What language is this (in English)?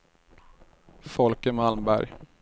Swedish